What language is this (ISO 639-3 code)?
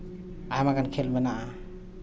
sat